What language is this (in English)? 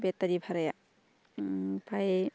Bodo